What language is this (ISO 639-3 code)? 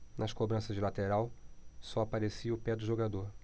por